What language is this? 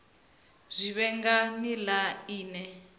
Venda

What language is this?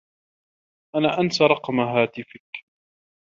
Arabic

